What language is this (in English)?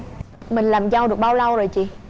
Vietnamese